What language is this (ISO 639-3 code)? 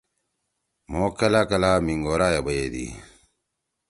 trw